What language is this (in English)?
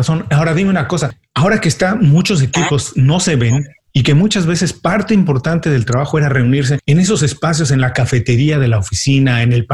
Spanish